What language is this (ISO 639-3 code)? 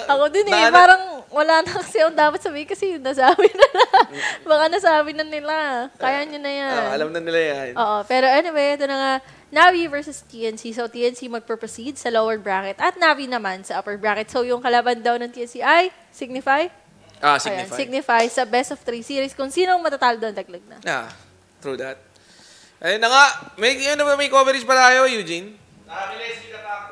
fil